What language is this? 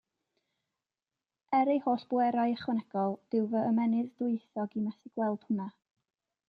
Welsh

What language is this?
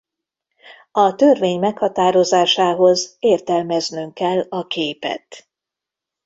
Hungarian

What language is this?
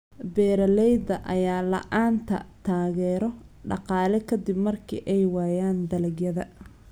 Somali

